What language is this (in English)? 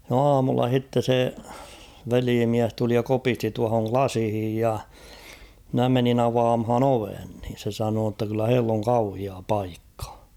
Finnish